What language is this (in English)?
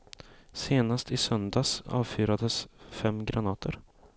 Swedish